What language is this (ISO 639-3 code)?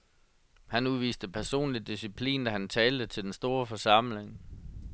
dan